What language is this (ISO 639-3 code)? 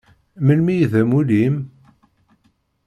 kab